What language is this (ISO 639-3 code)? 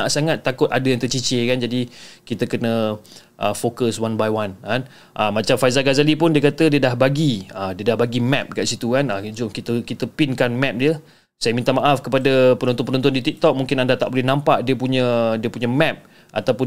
msa